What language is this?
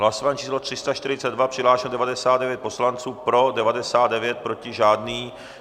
Czech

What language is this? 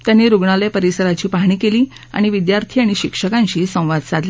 Marathi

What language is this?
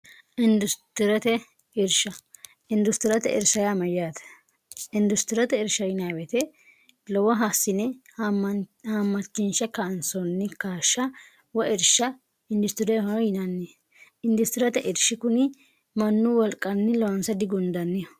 Sidamo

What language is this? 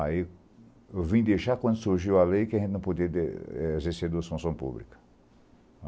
Portuguese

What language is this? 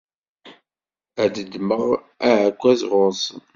Kabyle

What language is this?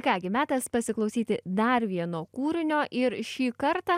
Lithuanian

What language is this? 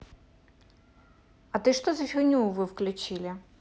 Russian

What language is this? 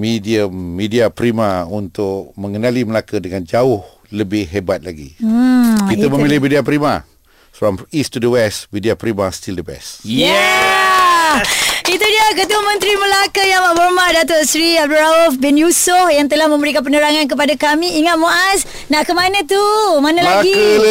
Malay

